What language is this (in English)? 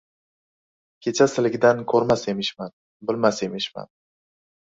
Uzbek